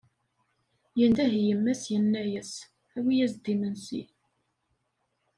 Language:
Kabyle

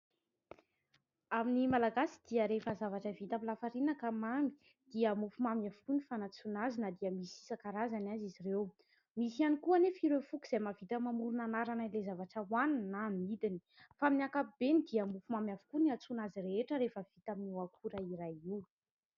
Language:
Malagasy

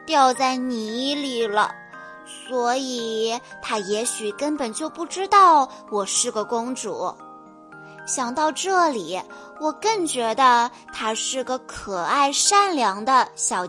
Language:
Chinese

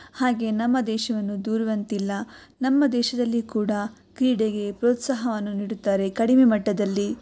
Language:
Kannada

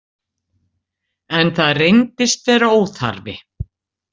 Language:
Icelandic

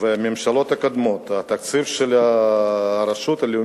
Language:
Hebrew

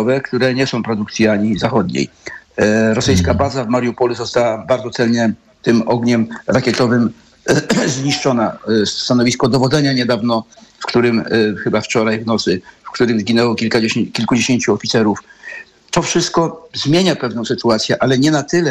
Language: Polish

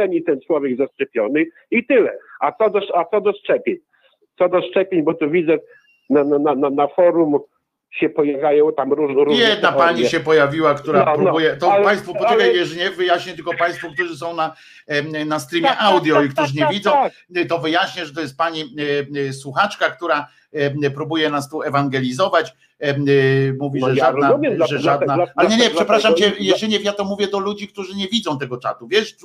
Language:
Polish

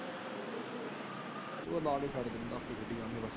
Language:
Punjabi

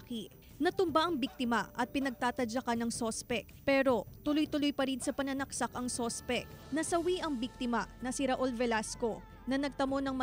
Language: Filipino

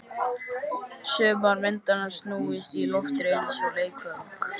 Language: Icelandic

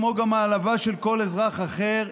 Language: Hebrew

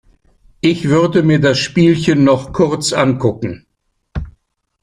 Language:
German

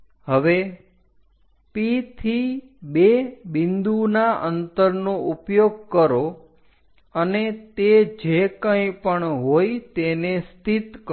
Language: Gujarati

